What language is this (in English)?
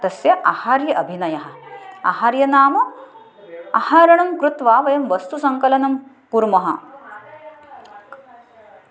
Sanskrit